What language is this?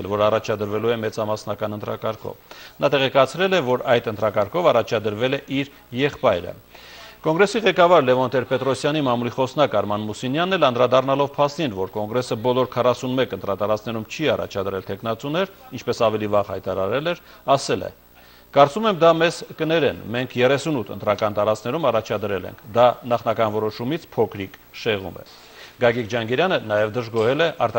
Romanian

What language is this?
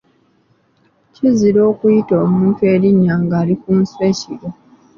Ganda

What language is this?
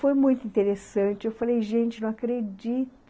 Portuguese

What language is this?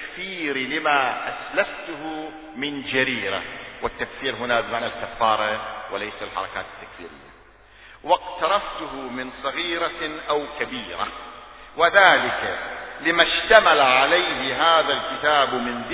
Arabic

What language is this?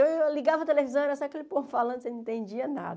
Portuguese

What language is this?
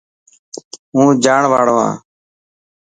Dhatki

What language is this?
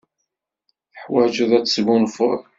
Kabyle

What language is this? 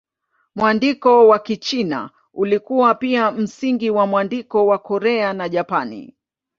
Swahili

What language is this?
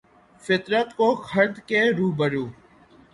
Urdu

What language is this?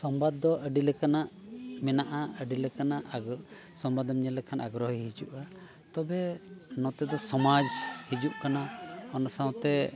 Santali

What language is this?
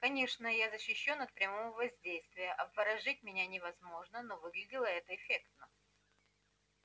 Russian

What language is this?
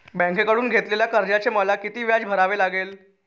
Marathi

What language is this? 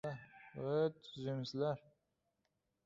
Uzbek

